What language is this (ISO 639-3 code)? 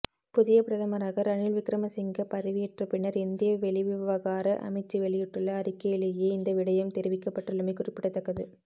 tam